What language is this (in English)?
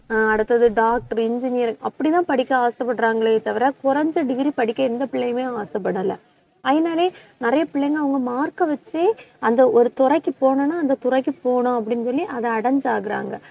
Tamil